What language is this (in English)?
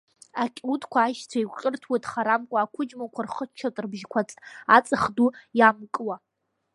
Abkhazian